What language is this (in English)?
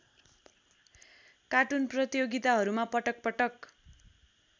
Nepali